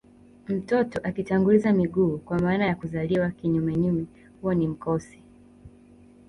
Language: Swahili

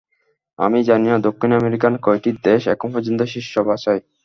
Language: Bangla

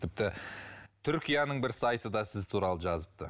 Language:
Kazakh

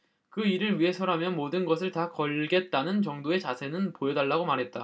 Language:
Korean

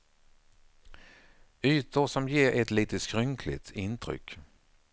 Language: Swedish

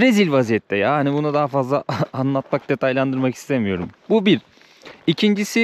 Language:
Turkish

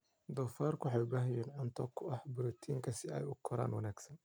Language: Somali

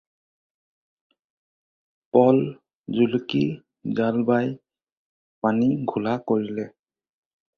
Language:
Assamese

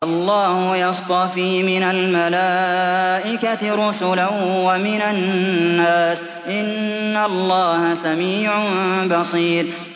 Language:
Arabic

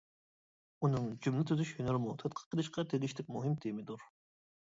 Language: Uyghur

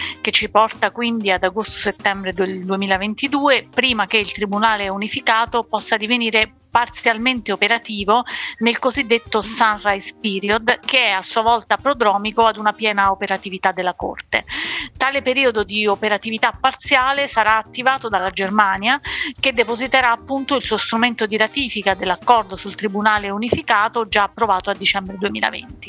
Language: Italian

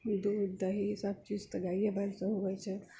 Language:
Maithili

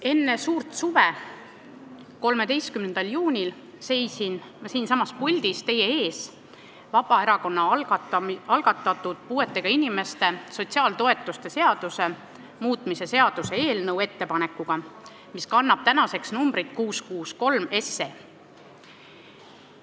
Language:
Estonian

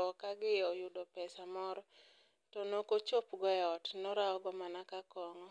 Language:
Luo (Kenya and Tanzania)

